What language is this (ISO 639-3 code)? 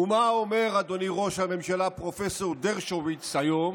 heb